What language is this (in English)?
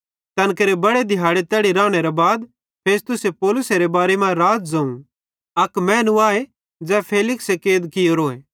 Bhadrawahi